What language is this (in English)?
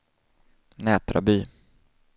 Swedish